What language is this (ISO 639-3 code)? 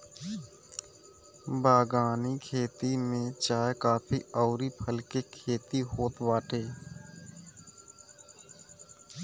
bho